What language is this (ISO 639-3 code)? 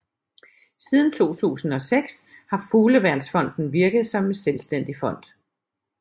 dan